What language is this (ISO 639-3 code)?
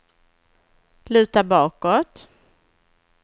swe